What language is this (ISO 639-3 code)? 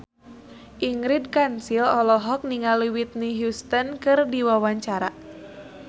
sun